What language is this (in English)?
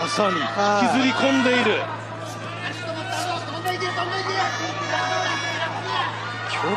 Japanese